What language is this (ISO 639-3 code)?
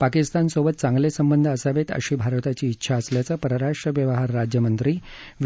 mar